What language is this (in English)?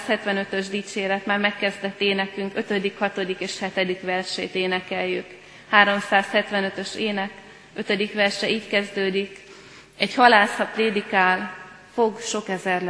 Hungarian